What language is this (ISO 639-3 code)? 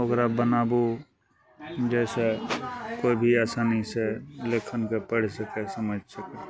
mai